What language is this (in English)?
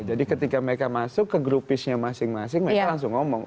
Indonesian